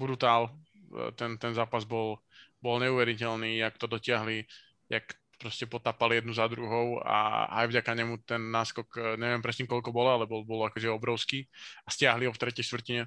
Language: Slovak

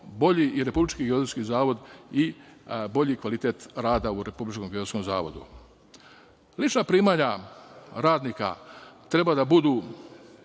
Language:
Serbian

